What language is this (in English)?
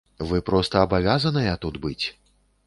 Belarusian